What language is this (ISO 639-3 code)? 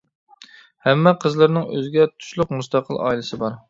uig